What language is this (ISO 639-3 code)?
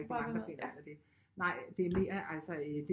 dan